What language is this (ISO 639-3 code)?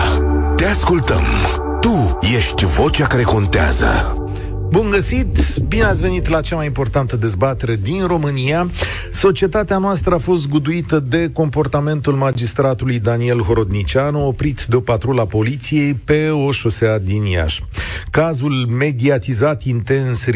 ron